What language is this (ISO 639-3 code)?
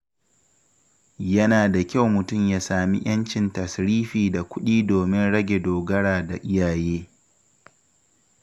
hau